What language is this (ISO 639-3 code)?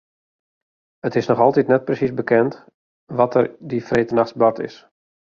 fry